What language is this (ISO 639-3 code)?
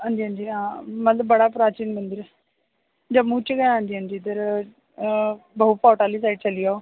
doi